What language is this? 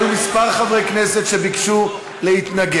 Hebrew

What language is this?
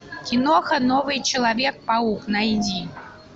Russian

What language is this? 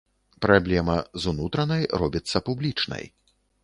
Belarusian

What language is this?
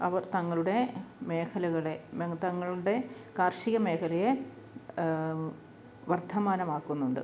Malayalam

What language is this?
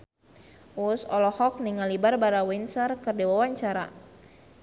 Sundanese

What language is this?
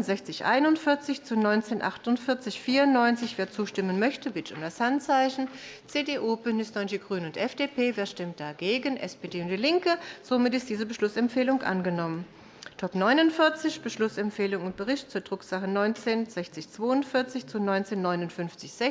German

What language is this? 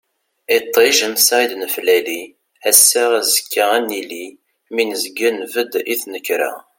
Kabyle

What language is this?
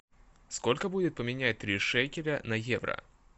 Russian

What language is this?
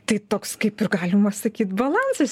Lithuanian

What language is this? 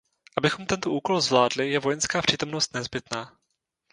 Czech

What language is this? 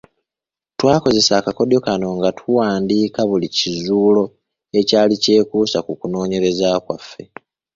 Ganda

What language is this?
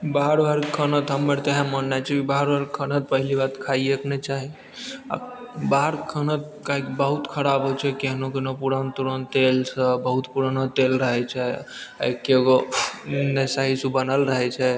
Maithili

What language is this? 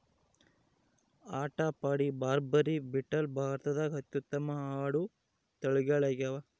Kannada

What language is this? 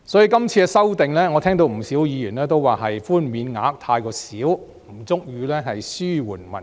Cantonese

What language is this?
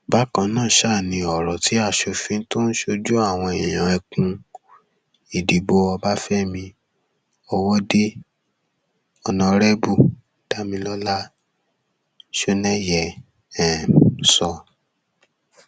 Yoruba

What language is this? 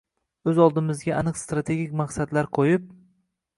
Uzbek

